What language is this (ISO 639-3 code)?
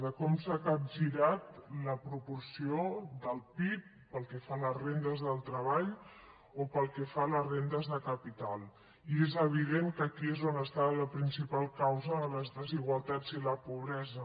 cat